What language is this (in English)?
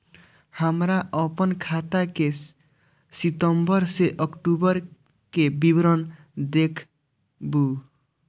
Maithili